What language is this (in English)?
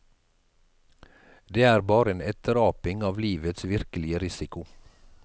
Norwegian